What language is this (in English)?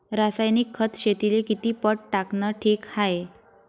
Marathi